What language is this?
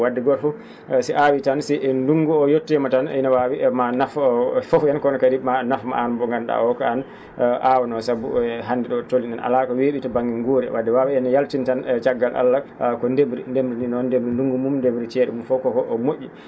Fula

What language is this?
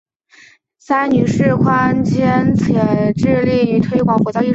Chinese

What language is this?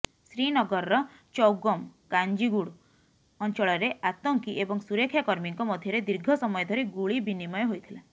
Odia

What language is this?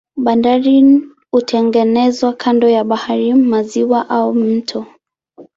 Swahili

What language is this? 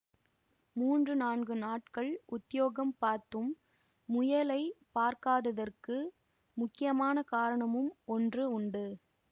Tamil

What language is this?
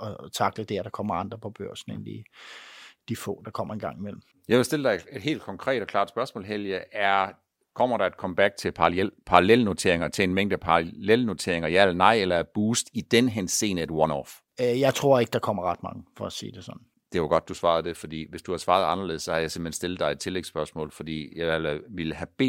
Danish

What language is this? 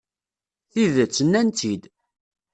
Kabyle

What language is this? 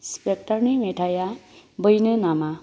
Bodo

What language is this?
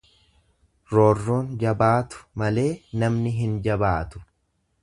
Oromo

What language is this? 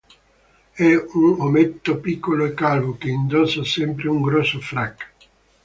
Italian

